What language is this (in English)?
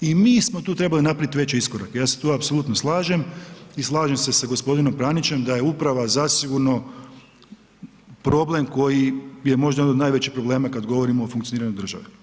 Croatian